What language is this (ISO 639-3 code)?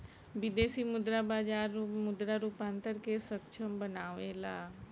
bho